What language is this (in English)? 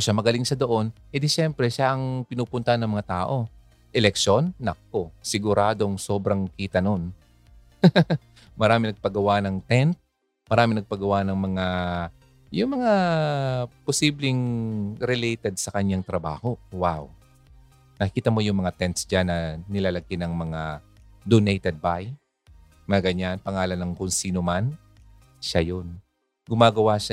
Filipino